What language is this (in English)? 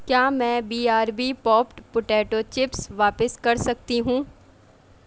Urdu